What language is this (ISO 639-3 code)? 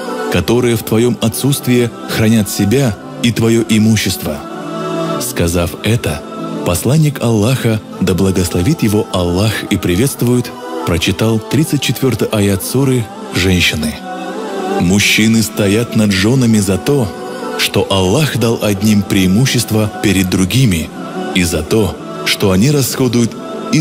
rus